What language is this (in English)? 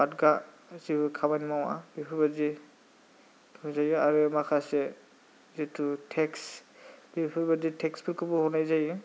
Bodo